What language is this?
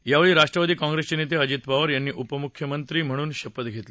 Marathi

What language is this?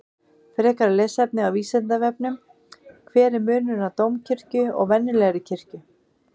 Icelandic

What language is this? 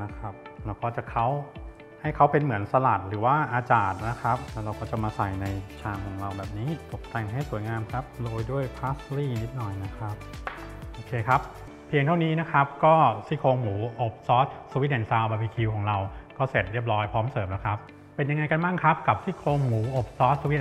Thai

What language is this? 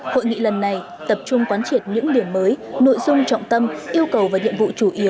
Vietnamese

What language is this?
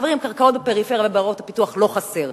Hebrew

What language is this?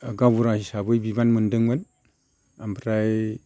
Bodo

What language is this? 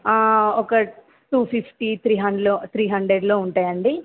Telugu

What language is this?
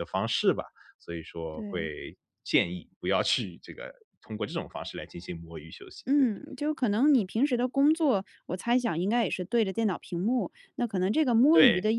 Chinese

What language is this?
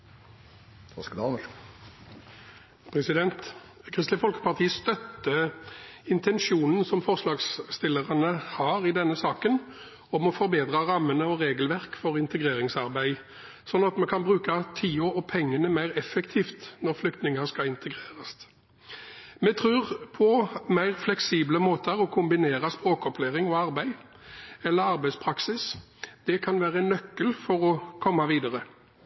Norwegian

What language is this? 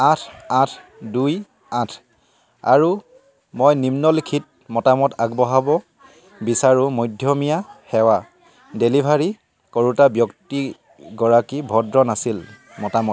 Assamese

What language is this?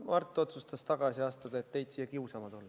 Estonian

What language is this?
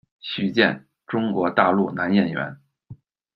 Chinese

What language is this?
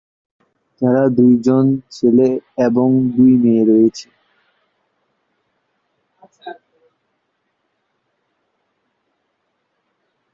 Bangla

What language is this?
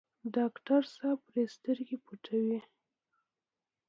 Pashto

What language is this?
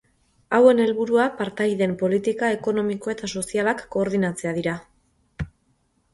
Basque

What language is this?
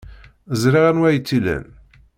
Kabyle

